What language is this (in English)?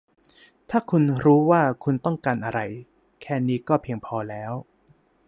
Thai